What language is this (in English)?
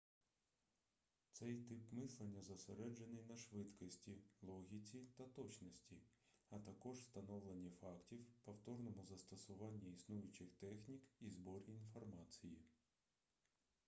Ukrainian